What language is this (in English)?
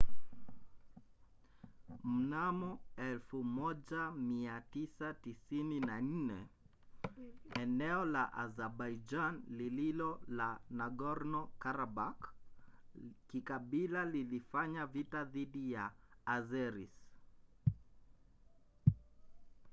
Swahili